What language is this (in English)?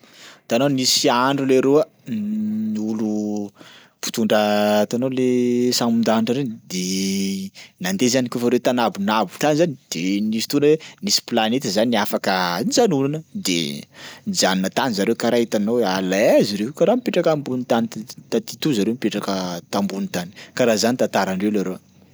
Sakalava Malagasy